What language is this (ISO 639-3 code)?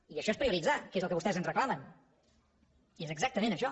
cat